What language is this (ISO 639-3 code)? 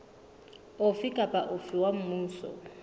sot